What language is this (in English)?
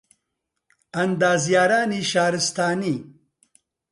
Central Kurdish